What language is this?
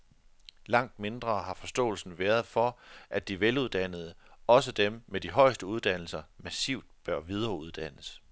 Danish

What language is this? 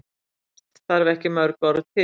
Icelandic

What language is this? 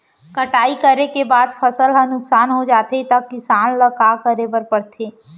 Chhattisgarhi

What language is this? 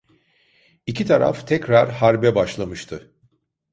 Turkish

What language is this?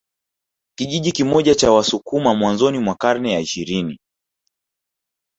Swahili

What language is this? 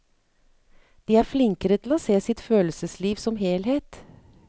Norwegian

